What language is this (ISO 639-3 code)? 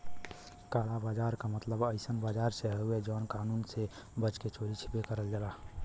bho